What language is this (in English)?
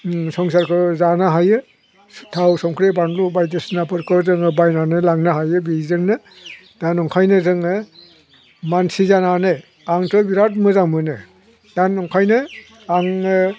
Bodo